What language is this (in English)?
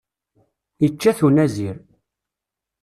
Kabyle